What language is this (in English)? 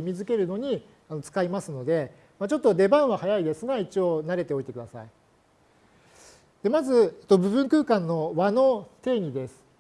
Japanese